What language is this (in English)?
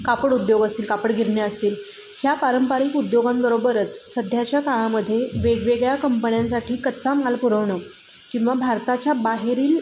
Marathi